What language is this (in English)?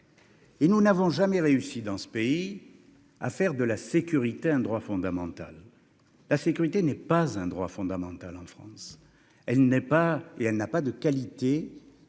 French